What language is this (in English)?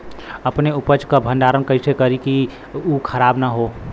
Bhojpuri